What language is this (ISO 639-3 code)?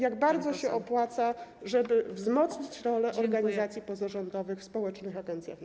pol